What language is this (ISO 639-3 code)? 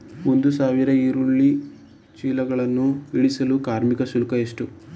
kan